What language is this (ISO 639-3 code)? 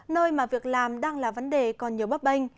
vie